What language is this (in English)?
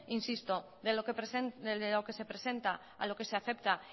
Spanish